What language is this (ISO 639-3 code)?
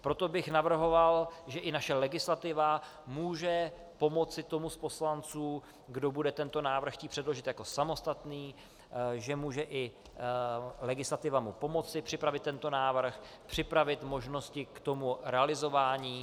ces